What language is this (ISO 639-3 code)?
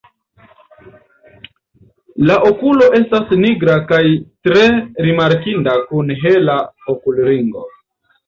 epo